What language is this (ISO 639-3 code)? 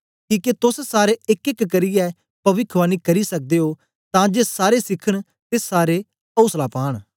doi